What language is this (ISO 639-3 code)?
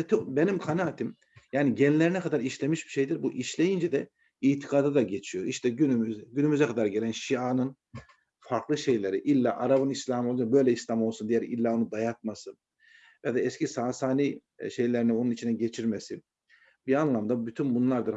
tur